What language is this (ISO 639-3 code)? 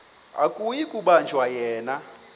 xho